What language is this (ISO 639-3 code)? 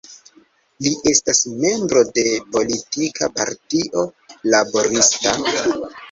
epo